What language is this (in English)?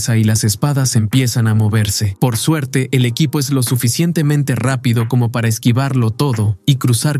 Spanish